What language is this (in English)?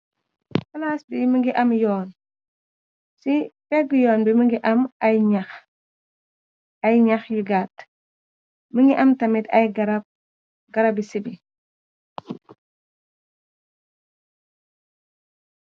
Wolof